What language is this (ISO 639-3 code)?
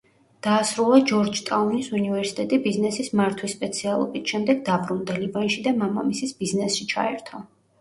kat